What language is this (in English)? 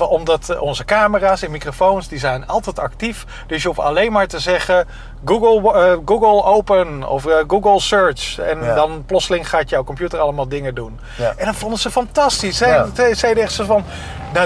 Dutch